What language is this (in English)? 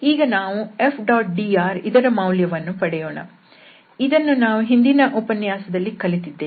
Kannada